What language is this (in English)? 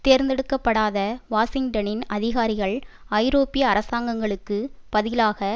Tamil